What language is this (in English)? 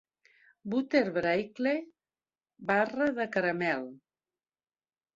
Catalan